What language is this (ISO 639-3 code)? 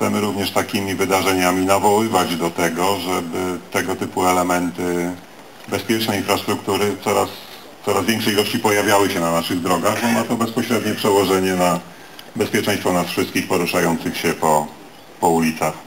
pol